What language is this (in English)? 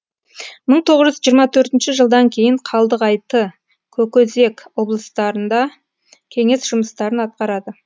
Kazakh